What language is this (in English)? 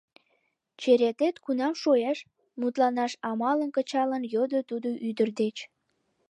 Mari